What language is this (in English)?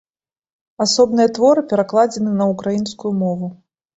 Belarusian